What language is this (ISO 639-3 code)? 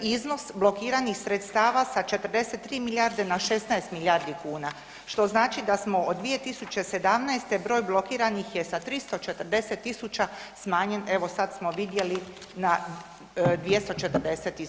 hrv